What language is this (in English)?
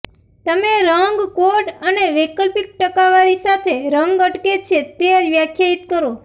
Gujarati